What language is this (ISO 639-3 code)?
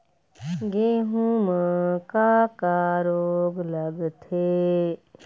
hne